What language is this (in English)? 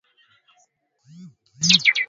Swahili